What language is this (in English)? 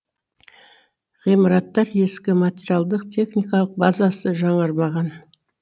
Kazakh